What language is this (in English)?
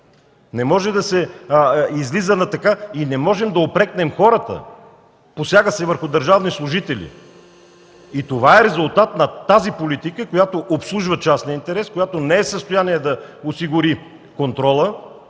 Bulgarian